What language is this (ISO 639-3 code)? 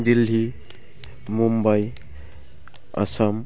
brx